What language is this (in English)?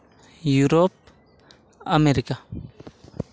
Santali